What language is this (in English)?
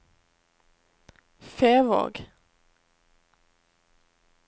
Norwegian